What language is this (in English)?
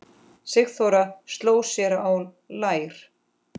Icelandic